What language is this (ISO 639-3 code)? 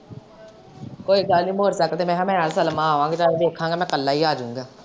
pan